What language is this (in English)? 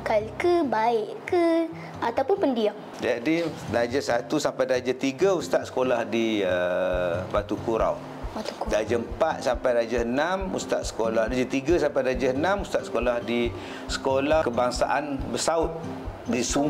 Malay